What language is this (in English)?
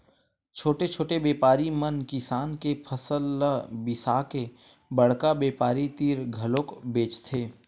Chhattisgarhi